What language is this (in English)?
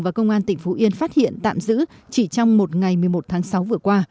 Vietnamese